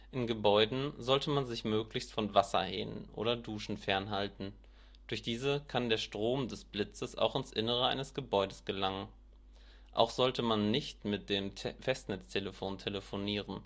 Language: German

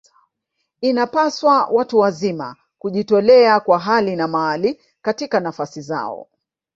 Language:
Swahili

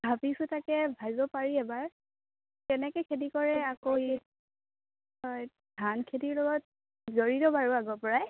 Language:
Assamese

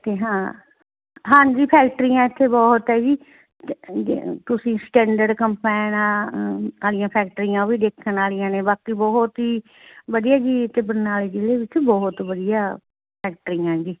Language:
Punjabi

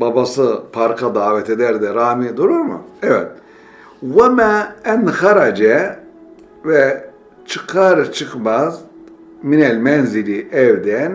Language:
Turkish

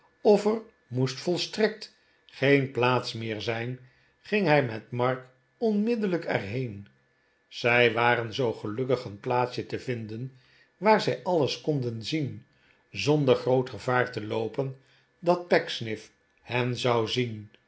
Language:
Dutch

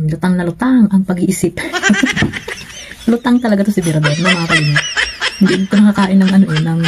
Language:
Filipino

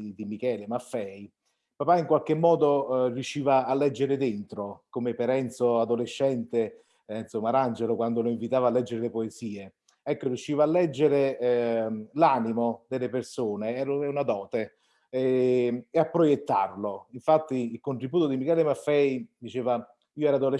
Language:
Italian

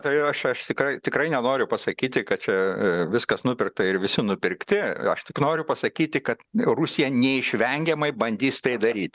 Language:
Lithuanian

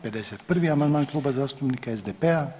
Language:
Croatian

